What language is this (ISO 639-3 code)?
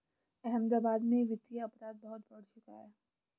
hin